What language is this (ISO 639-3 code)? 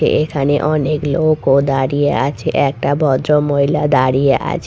ben